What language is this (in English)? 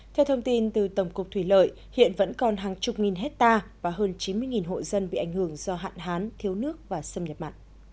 Vietnamese